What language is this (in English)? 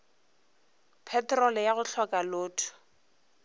Northern Sotho